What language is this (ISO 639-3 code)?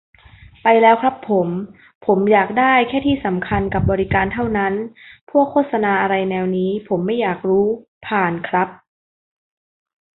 tha